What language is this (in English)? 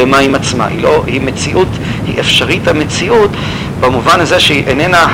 Hebrew